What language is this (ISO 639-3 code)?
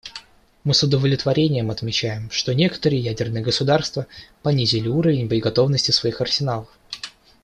rus